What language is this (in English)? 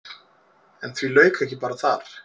Icelandic